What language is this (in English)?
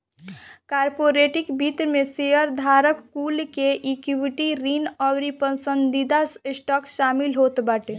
Bhojpuri